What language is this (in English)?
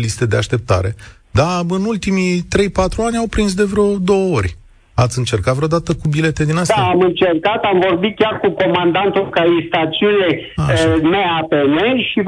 Romanian